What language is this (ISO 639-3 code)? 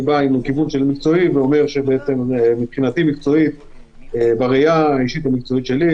heb